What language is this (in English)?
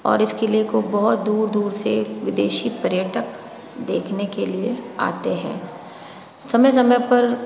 Hindi